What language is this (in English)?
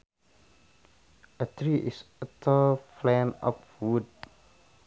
Sundanese